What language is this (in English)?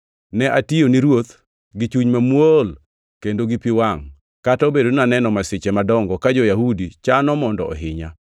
Luo (Kenya and Tanzania)